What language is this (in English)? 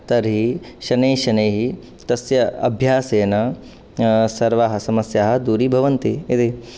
Sanskrit